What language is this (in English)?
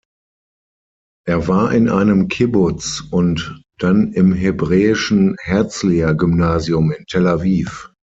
German